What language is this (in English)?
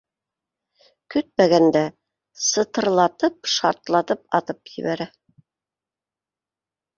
Bashkir